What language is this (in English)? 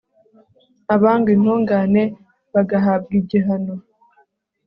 Kinyarwanda